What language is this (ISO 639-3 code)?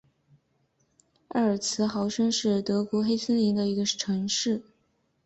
zho